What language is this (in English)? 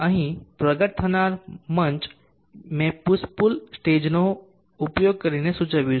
Gujarati